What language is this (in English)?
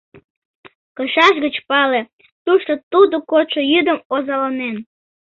Mari